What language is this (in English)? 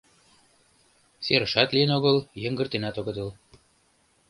Mari